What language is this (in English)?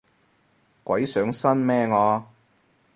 Cantonese